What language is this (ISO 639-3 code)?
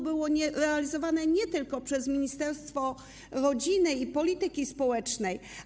pol